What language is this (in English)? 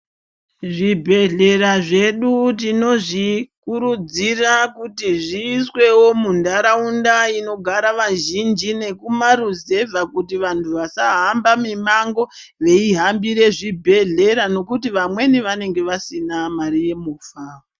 Ndau